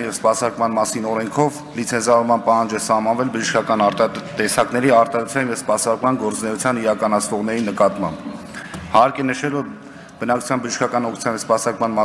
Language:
Romanian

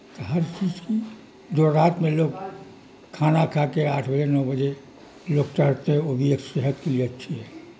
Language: Urdu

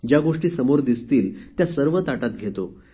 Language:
Marathi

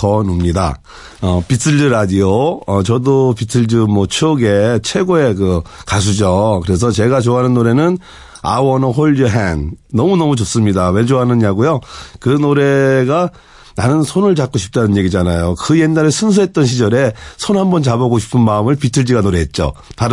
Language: Korean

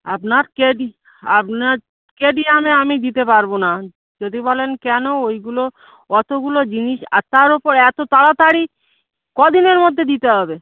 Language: Bangla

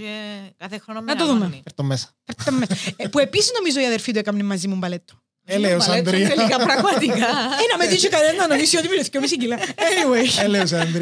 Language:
Greek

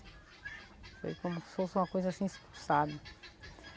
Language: Portuguese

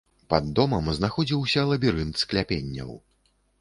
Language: Belarusian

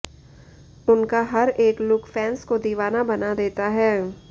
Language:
Hindi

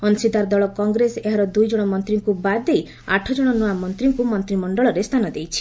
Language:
Odia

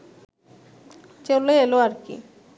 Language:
Bangla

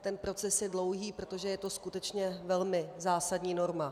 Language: Czech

